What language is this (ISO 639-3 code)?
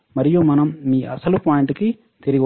tel